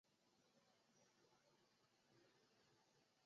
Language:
Chinese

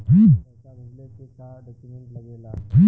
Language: Bhojpuri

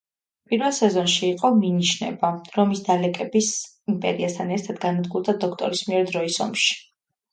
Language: Georgian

